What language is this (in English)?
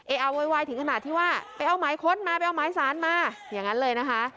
Thai